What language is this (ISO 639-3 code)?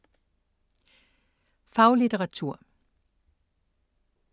dan